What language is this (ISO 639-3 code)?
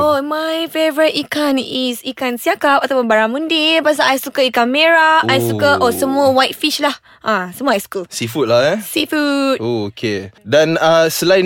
msa